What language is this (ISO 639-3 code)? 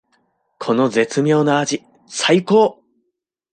jpn